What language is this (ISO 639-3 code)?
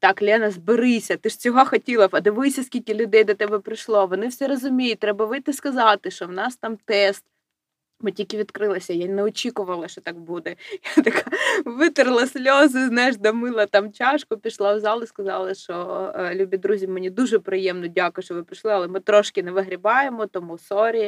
ukr